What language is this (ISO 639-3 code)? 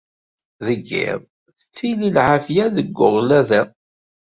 kab